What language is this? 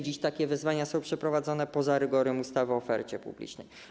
Polish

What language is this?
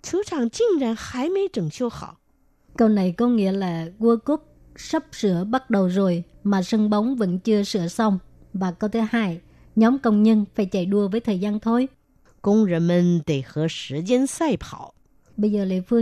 Vietnamese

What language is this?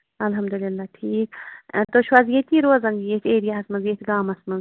Kashmiri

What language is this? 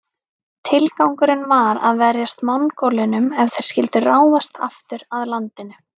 Icelandic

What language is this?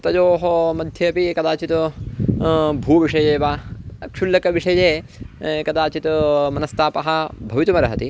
Sanskrit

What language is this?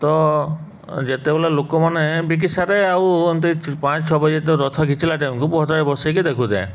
Odia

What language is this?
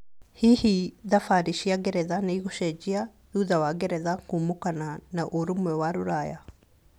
Kikuyu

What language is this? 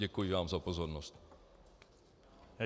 Czech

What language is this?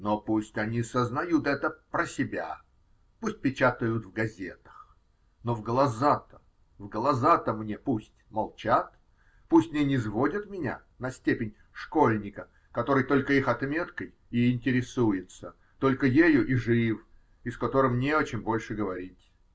Russian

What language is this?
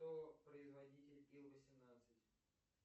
Russian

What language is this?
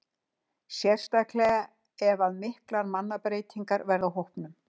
Icelandic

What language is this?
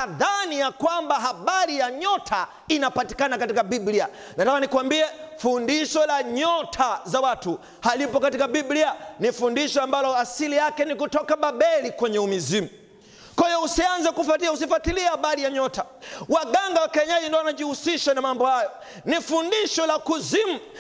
Swahili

